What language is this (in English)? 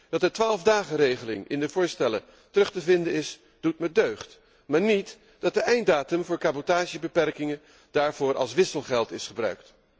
Dutch